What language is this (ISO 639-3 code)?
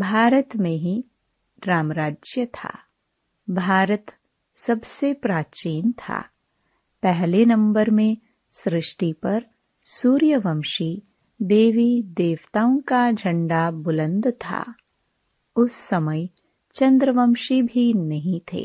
hin